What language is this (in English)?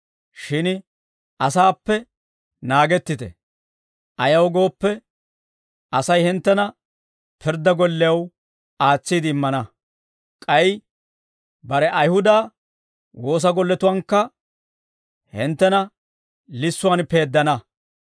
Dawro